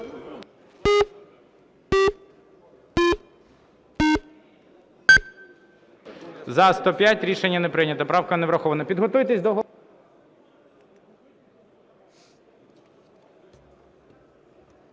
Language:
Ukrainian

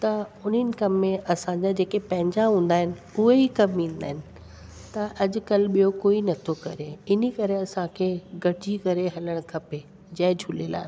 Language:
Sindhi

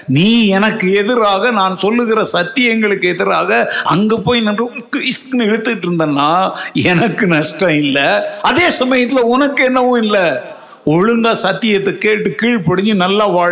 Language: Tamil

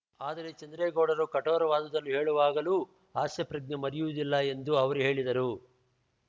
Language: Kannada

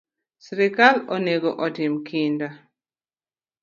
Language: Luo (Kenya and Tanzania)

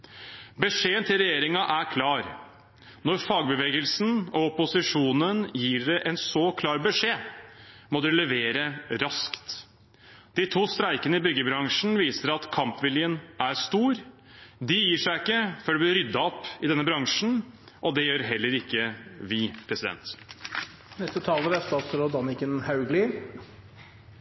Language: Norwegian Bokmål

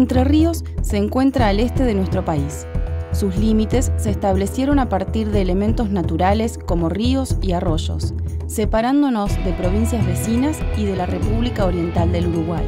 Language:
Spanish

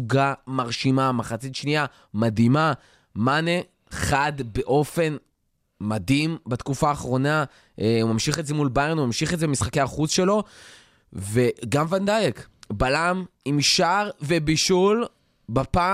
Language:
Hebrew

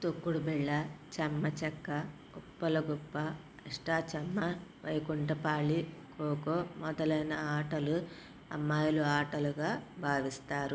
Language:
Telugu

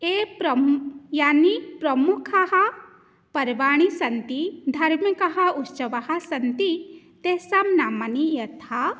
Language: Sanskrit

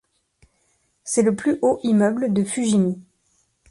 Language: French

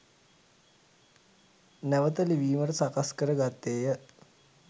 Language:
Sinhala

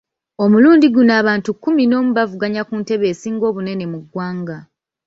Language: Ganda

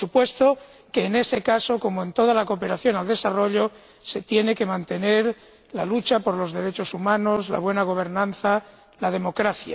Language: Spanish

